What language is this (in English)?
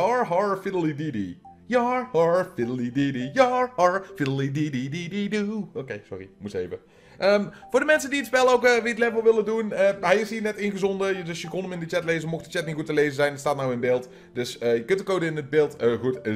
Dutch